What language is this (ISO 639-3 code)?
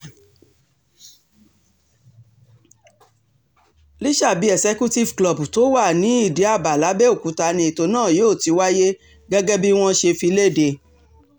yor